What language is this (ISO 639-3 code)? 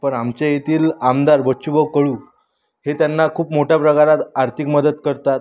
mar